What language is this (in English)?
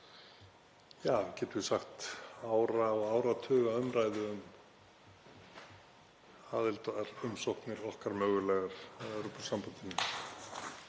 Icelandic